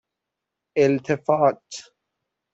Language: Persian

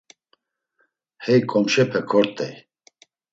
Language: Laz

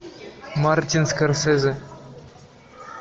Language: Russian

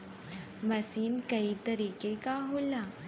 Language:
Bhojpuri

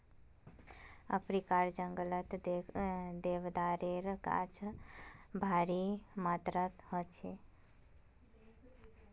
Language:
Magahi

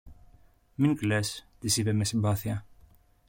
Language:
Greek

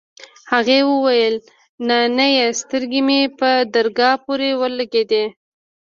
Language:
Pashto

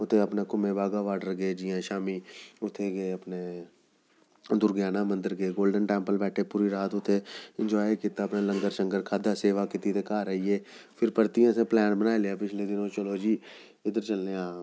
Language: Dogri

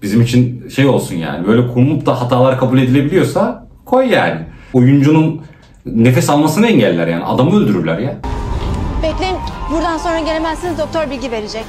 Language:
Turkish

